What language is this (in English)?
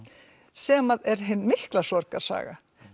Icelandic